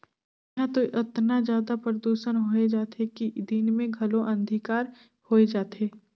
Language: Chhattisgarhi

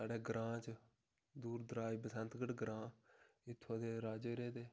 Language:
Dogri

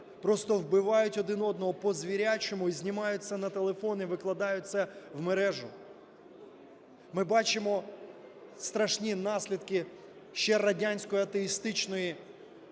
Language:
Ukrainian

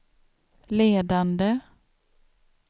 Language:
Swedish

